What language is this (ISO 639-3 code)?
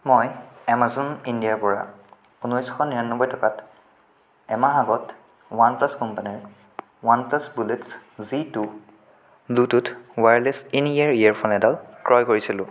asm